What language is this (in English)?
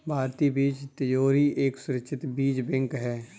Hindi